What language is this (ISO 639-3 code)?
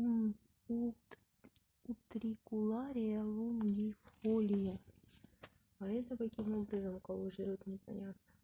rus